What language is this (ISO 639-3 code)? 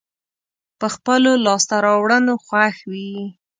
pus